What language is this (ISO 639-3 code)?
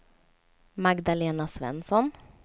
swe